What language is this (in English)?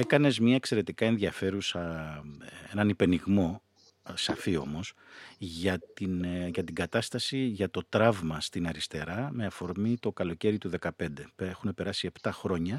Greek